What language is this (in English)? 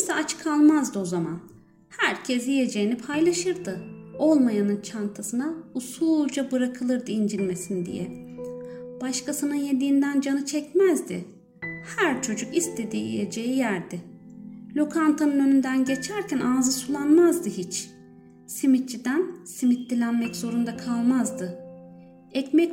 Turkish